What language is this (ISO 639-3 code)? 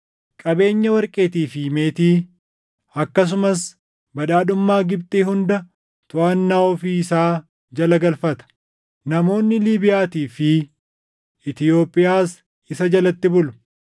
orm